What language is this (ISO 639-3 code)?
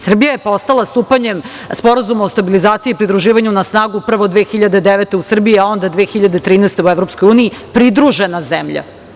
srp